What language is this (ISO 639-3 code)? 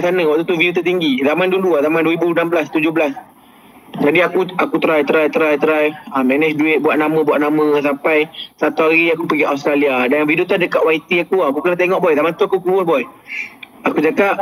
msa